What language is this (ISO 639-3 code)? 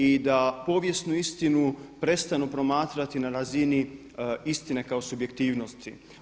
hrv